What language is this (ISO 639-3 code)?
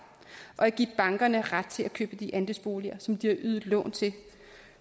dan